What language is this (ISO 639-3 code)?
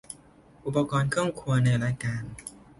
tha